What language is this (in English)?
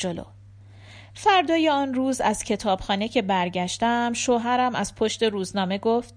Persian